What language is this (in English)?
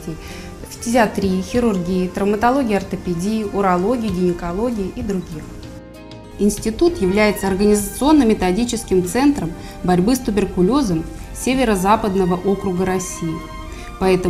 Russian